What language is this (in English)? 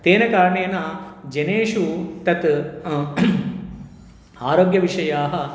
Sanskrit